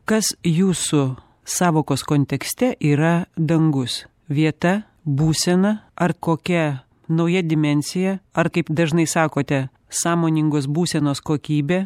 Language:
Lithuanian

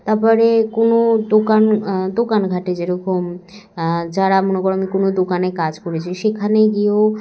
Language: Bangla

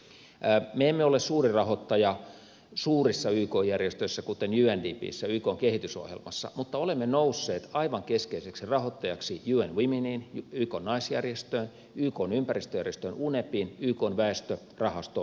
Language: Finnish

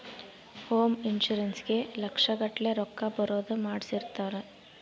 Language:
Kannada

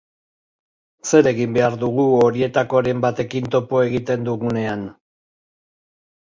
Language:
Basque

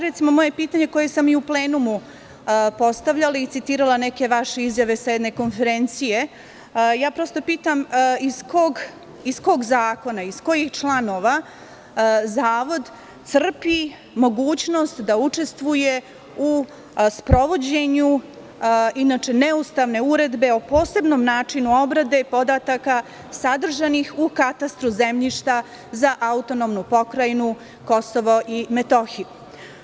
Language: Serbian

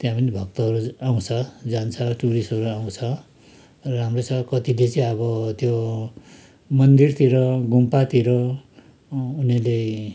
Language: Nepali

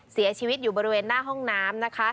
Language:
Thai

